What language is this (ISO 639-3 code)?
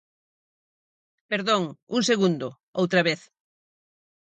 glg